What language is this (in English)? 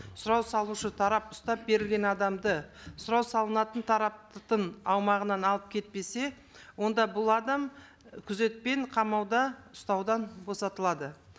Kazakh